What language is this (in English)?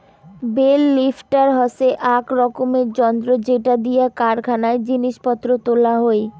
Bangla